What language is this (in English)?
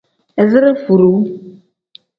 Tem